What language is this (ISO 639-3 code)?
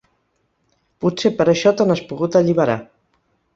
cat